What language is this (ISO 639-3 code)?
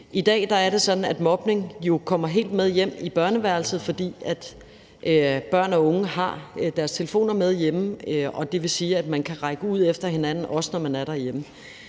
dan